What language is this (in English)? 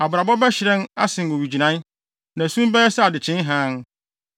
Akan